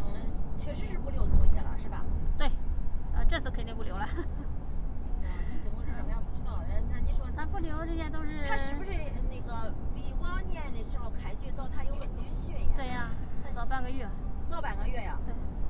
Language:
Chinese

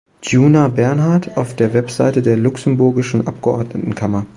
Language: German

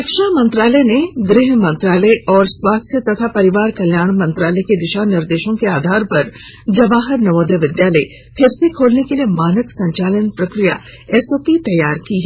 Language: Hindi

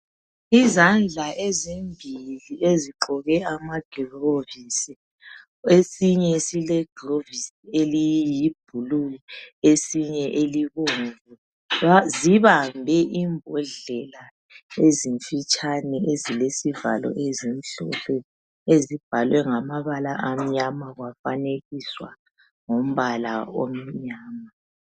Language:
North Ndebele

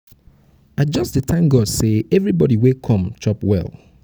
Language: Nigerian Pidgin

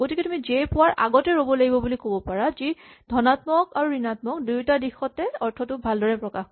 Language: Assamese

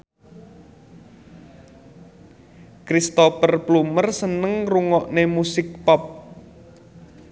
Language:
Javanese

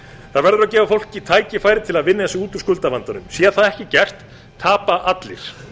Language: Icelandic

